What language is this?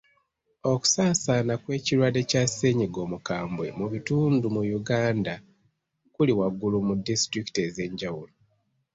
Ganda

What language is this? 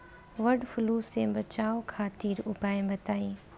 Bhojpuri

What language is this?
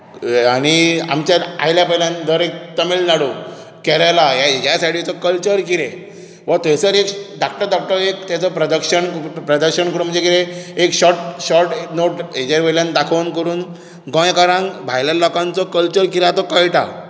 Konkani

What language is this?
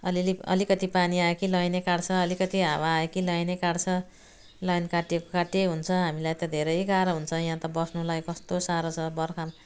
Nepali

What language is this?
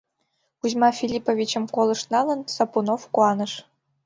Mari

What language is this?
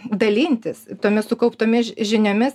Lithuanian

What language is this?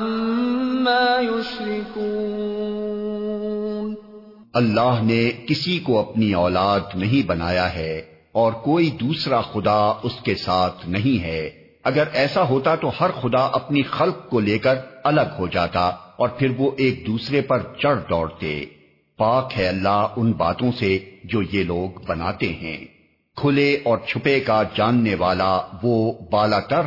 Urdu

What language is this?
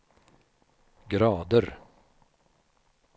Swedish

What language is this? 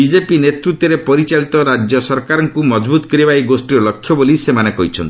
Odia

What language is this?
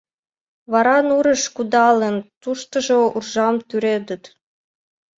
Mari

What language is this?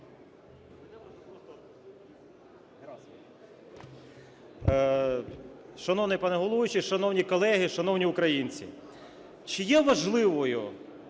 Ukrainian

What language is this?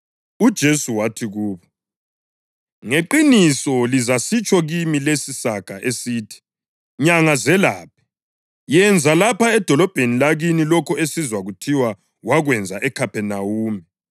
North Ndebele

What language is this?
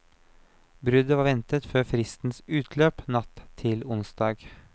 Norwegian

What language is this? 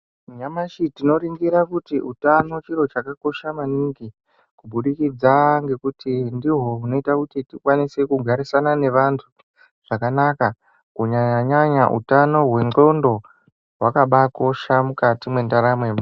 Ndau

